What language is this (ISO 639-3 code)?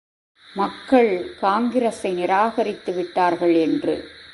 tam